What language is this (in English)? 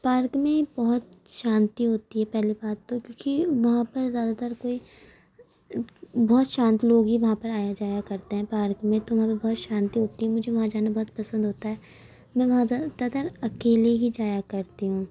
Urdu